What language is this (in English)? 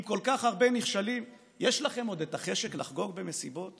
Hebrew